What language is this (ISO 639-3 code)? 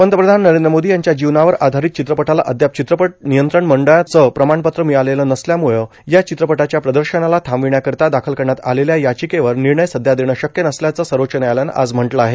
mar